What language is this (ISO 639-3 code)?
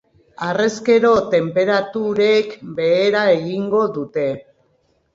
eus